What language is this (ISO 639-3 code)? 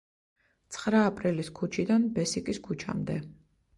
kat